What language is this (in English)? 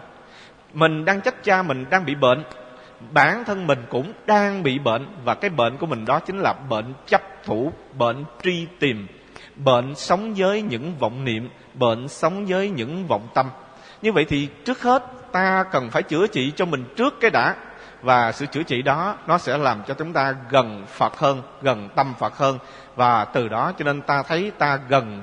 Vietnamese